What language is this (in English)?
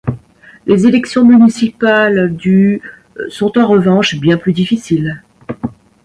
French